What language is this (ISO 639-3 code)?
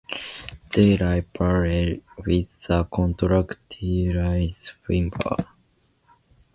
eng